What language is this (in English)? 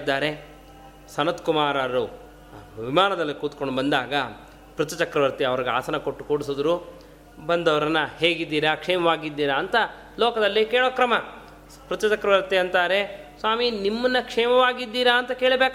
Kannada